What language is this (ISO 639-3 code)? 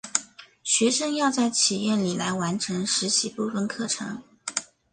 zho